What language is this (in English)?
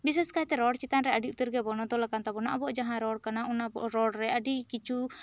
Santali